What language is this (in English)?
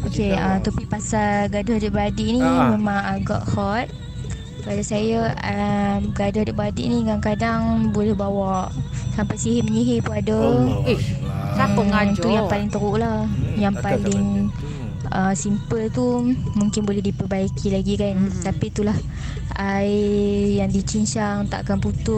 Malay